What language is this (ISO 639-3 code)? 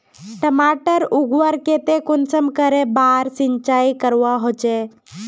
mag